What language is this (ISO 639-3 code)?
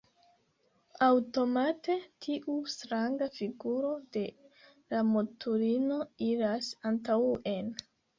epo